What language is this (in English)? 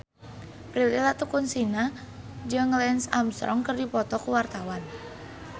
Sundanese